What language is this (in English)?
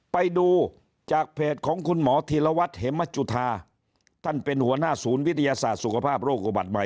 Thai